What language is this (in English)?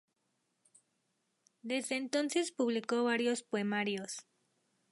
Spanish